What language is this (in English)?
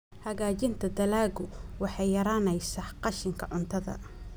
Somali